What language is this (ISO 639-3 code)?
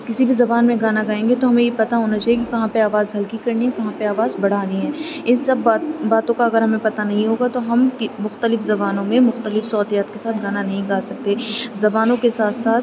urd